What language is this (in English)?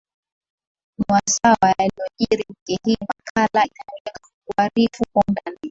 Swahili